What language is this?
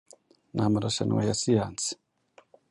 Kinyarwanda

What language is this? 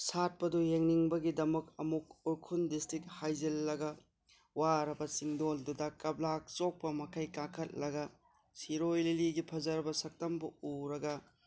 Manipuri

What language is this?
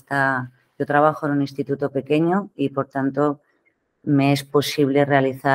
Spanish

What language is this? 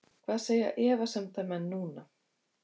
Icelandic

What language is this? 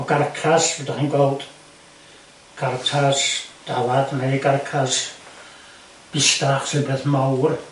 Welsh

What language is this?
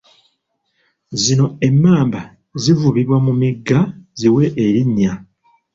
Ganda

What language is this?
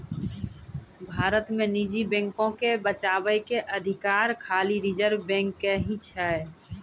Maithili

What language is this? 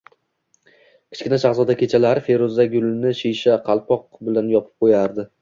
Uzbek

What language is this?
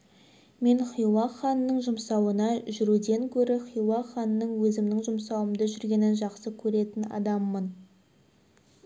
Kazakh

